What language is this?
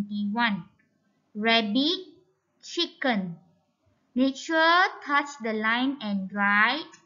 Thai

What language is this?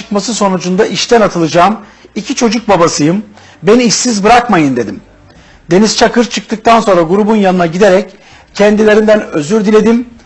Turkish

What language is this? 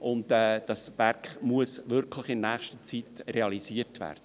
Swiss German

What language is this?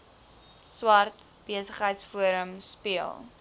Afrikaans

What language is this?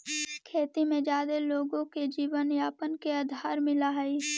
Magahi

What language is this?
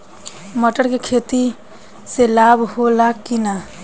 Bhojpuri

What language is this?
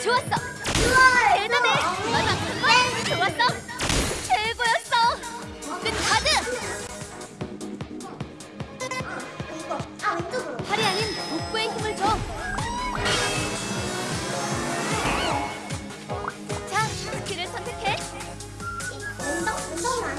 Korean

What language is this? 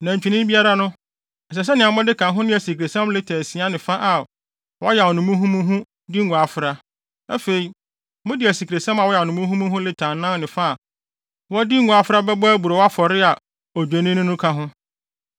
Akan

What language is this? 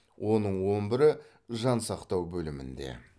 Kazakh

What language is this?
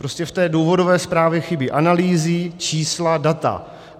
Czech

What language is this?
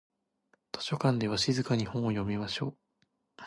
Japanese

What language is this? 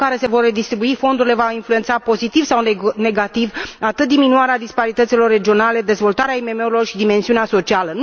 Romanian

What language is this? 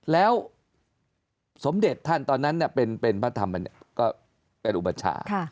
Thai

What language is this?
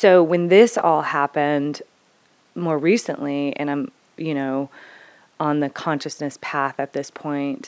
English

